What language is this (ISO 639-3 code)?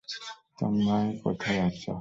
ben